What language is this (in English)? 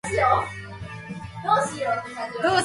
Japanese